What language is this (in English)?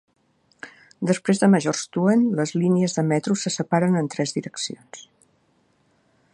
Catalan